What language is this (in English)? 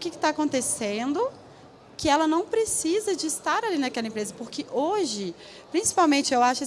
Portuguese